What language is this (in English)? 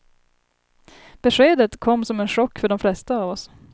Swedish